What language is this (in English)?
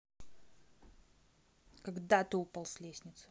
Russian